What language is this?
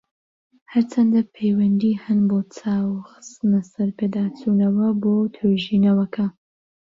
Central Kurdish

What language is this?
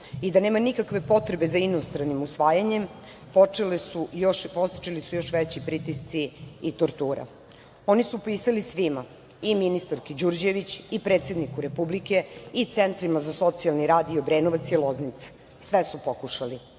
Serbian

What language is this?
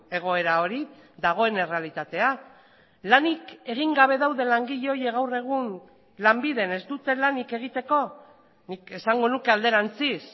Basque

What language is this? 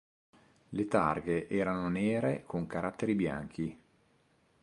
Italian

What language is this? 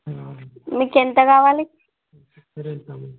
Telugu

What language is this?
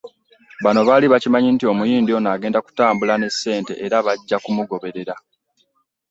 Ganda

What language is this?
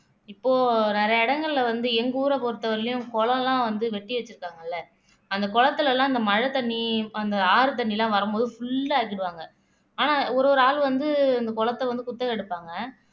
Tamil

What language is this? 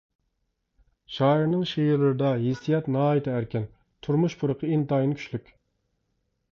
Uyghur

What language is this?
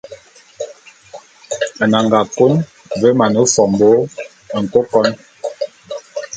Bulu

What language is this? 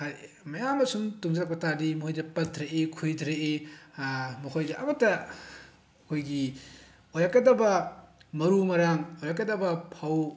Manipuri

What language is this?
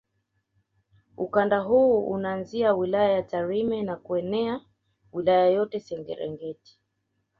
Swahili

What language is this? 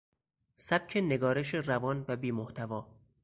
Persian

